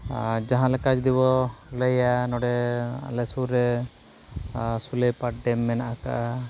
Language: Santali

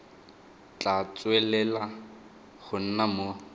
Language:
Tswana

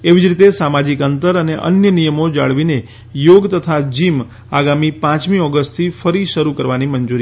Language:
Gujarati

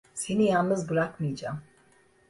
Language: Turkish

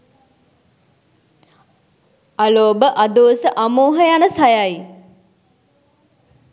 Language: Sinhala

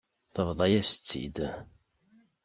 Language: Kabyle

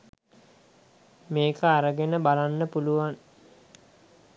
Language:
Sinhala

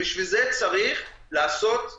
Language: Hebrew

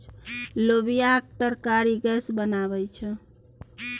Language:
Maithili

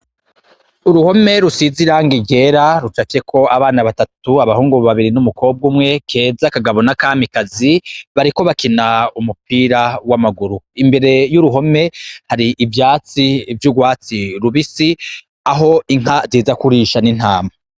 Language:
Rundi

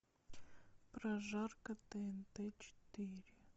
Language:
Russian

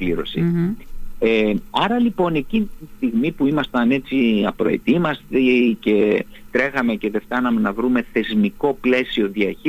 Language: Greek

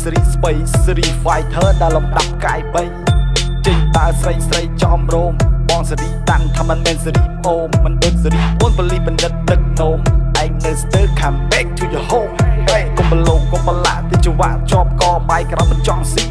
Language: Khmer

